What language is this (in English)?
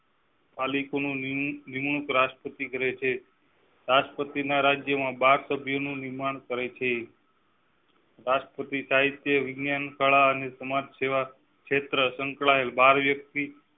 Gujarati